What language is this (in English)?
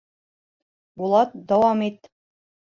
Bashkir